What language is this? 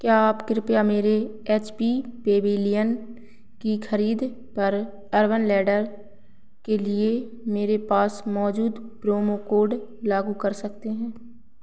Hindi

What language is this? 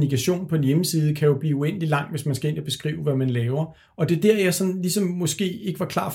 Danish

